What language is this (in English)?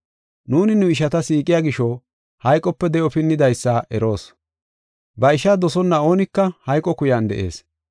Gofa